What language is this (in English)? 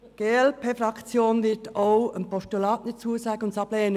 Swiss German